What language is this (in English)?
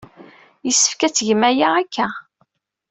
Kabyle